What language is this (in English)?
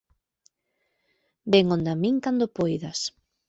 Galician